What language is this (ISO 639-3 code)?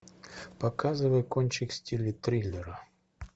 rus